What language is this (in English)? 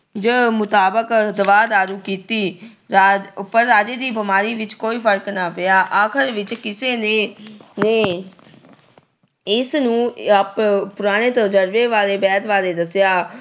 Punjabi